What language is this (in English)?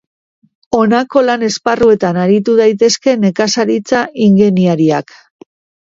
Basque